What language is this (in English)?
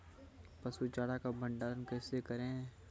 Maithili